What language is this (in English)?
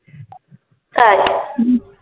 Bangla